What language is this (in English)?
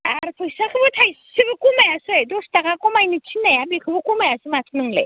Bodo